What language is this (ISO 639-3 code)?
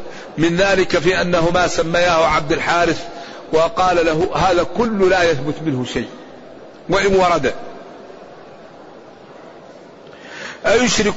ara